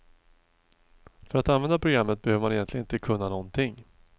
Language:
Swedish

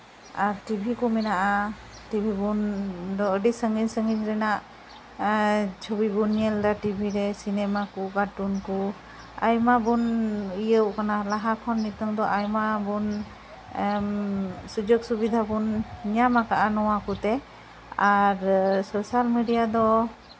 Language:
Santali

